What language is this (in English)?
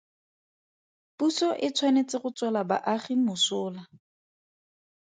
Tswana